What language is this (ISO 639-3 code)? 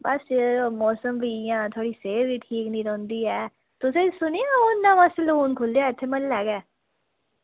doi